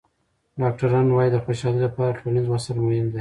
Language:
Pashto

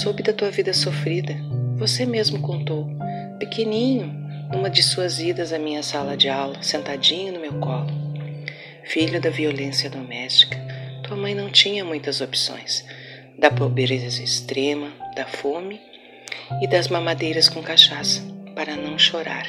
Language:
Portuguese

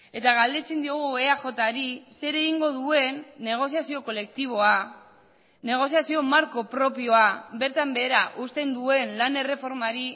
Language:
Basque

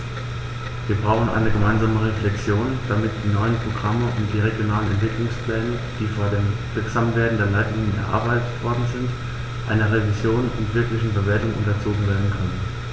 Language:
German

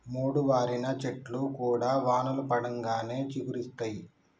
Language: Telugu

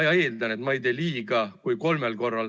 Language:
Estonian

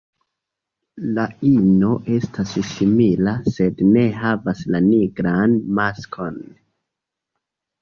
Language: Esperanto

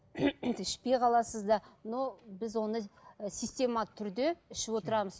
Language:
Kazakh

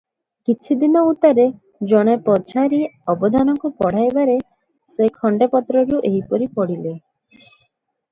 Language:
Odia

